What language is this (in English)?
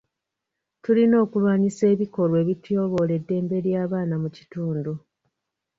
Ganda